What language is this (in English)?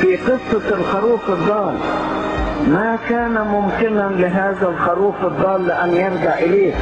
Arabic